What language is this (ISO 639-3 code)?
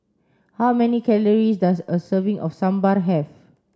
eng